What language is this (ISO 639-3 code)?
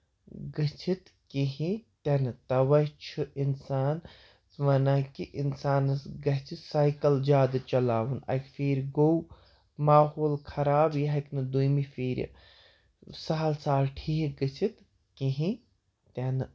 kas